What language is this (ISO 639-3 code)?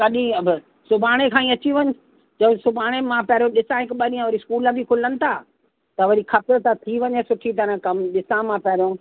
snd